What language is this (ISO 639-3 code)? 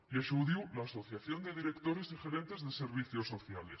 cat